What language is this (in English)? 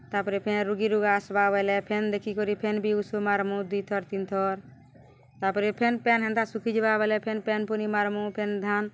Odia